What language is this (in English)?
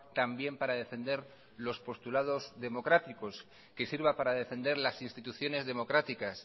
Spanish